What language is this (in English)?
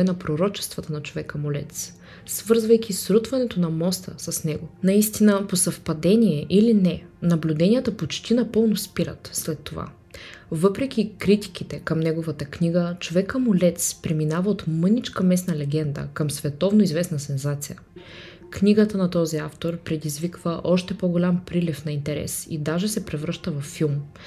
Bulgarian